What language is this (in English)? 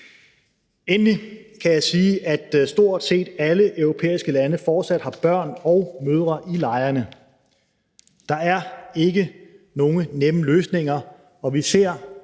Danish